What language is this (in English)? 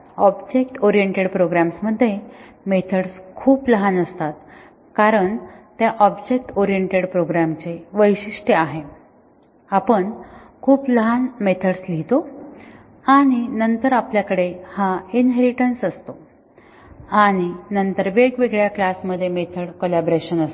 Marathi